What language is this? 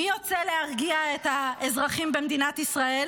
Hebrew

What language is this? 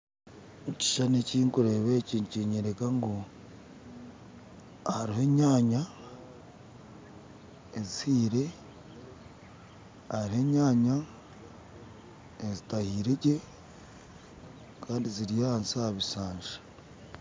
Nyankole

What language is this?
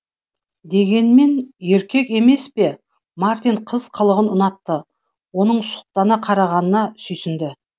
Kazakh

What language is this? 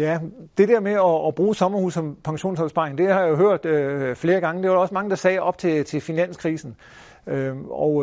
Danish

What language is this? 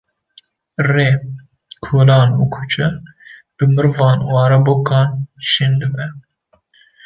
Kurdish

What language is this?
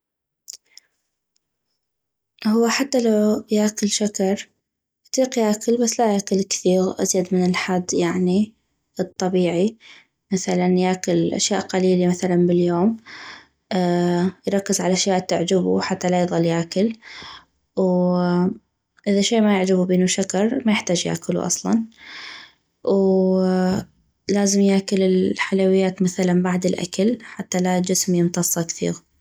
North Mesopotamian Arabic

